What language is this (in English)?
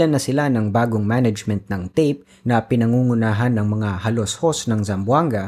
Filipino